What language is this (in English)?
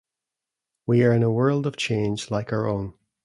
English